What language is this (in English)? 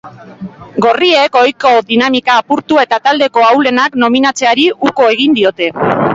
Basque